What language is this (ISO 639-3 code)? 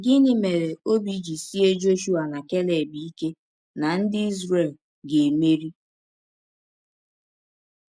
ibo